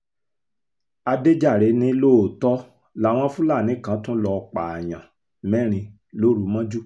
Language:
Yoruba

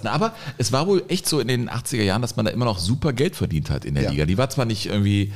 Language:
German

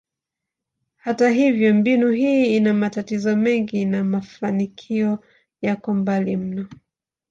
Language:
Swahili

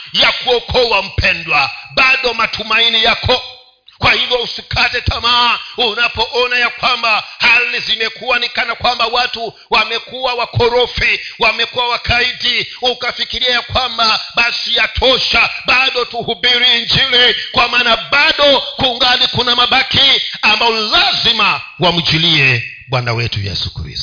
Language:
Swahili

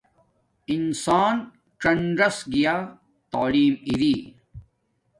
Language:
Domaaki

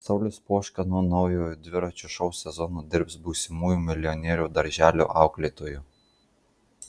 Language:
Lithuanian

